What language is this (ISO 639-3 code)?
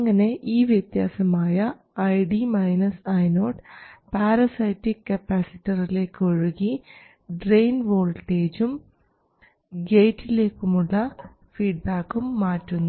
mal